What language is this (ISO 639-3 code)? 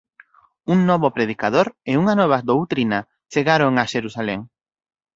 glg